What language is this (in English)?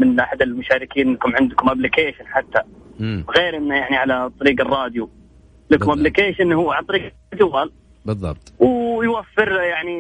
Arabic